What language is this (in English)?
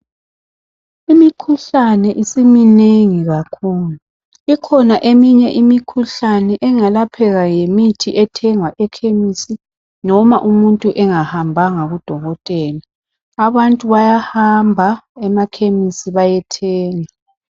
North Ndebele